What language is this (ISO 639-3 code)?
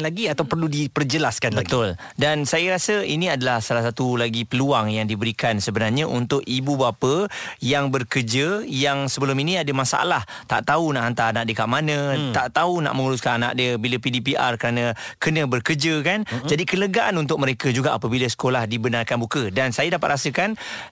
msa